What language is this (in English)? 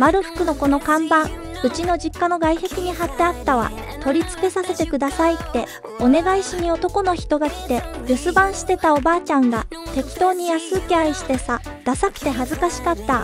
Japanese